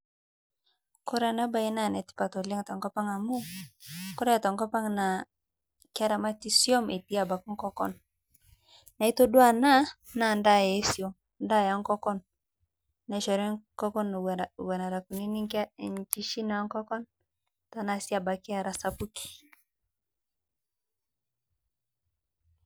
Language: Masai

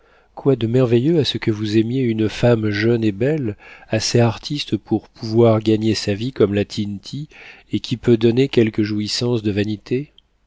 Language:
French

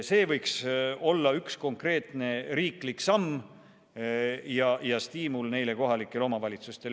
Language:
Estonian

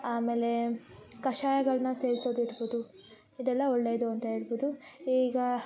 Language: Kannada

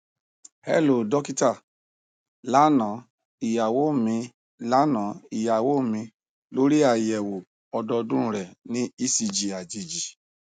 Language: Yoruba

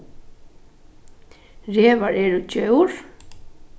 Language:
Faroese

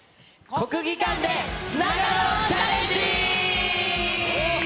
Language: Japanese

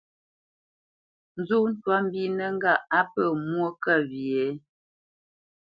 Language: Bamenyam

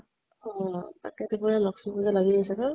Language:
Assamese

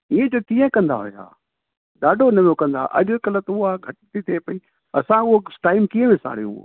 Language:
Sindhi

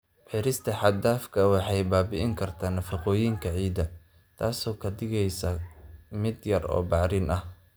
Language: Somali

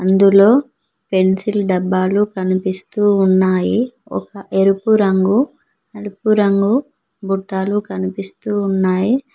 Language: Telugu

